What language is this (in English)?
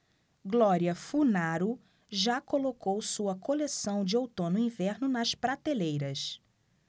Portuguese